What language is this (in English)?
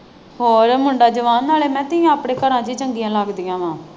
Punjabi